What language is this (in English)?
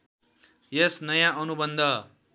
Nepali